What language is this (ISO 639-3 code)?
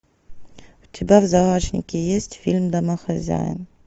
rus